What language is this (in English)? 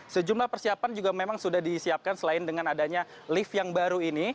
Indonesian